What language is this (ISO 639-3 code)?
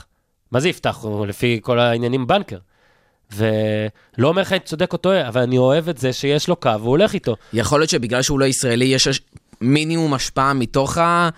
heb